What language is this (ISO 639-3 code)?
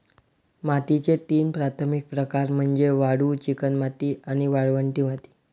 mar